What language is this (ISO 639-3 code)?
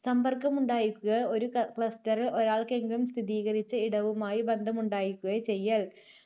mal